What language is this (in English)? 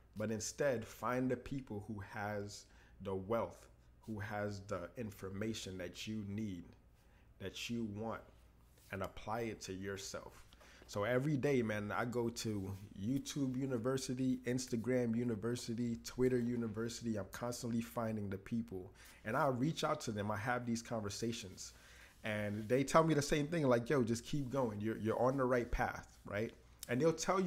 English